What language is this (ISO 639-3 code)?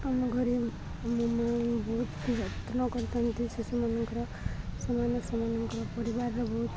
ori